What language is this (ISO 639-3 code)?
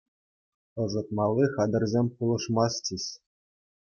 chv